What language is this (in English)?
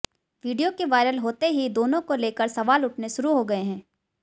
Hindi